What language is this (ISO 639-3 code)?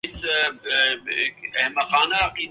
urd